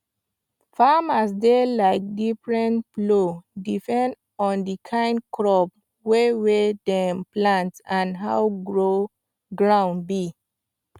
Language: Nigerian Pidgin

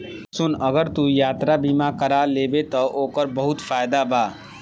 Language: Bhojpuri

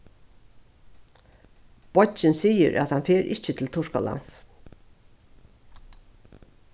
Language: Faroese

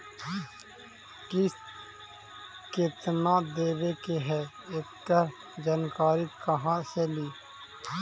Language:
Magahi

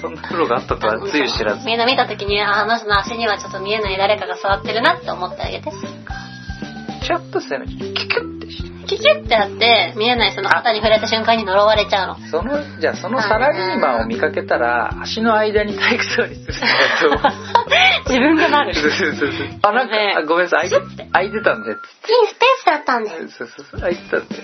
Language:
Japanese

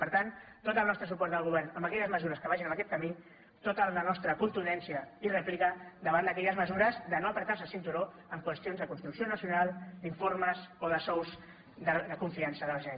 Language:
Catalan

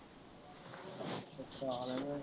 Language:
Punjabi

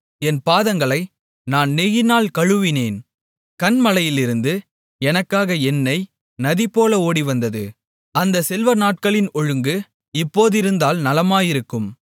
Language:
Tamil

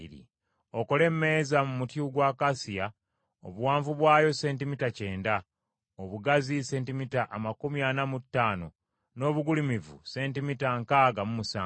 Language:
Ganda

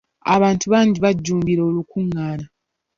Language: Ganda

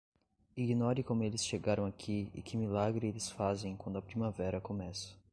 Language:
Portuguese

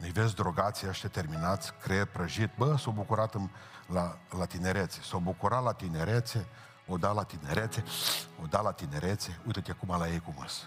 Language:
Romanian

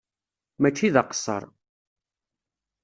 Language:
Kabyle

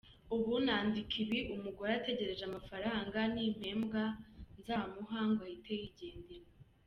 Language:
Kinyarwanda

